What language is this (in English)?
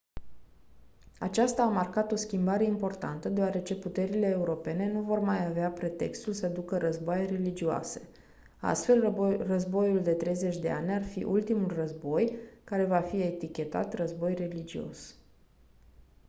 Romanian